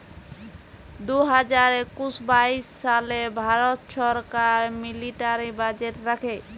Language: Bangla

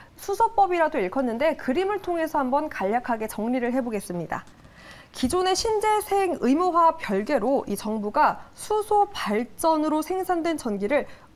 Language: Korean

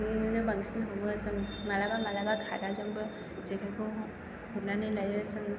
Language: Bodo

